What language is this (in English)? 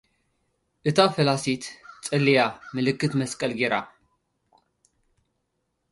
Tigrinya